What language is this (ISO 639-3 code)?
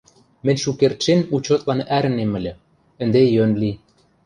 mrj